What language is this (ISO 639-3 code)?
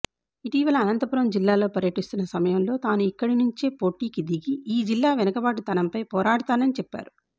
tel